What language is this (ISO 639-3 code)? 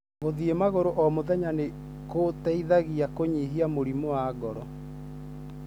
kik